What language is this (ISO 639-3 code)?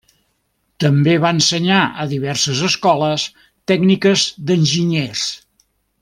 cat